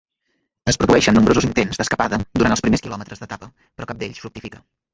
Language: Catalan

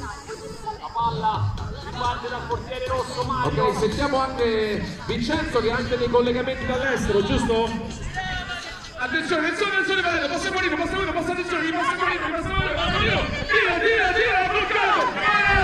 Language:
Italian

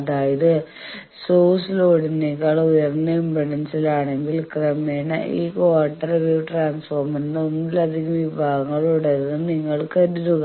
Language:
Malayalam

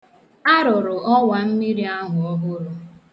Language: Igbo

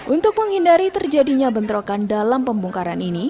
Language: Indonesian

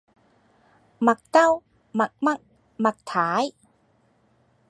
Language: Cantonese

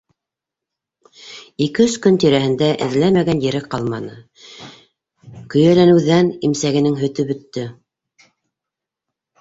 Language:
Bashkir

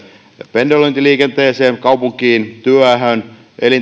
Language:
Finnish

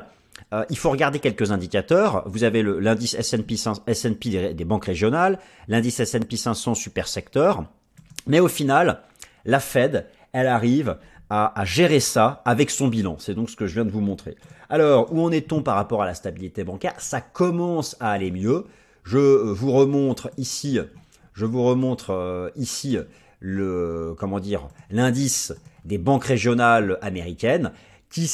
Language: French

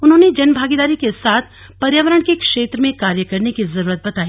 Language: Hindi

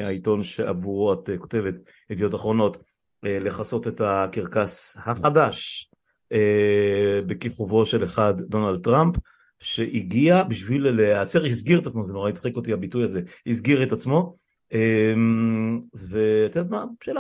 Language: Hebrew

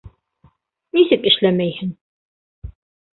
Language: Bashkir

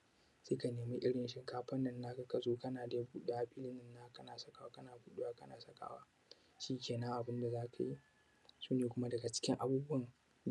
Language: Hausa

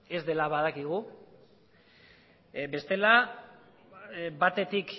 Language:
Basque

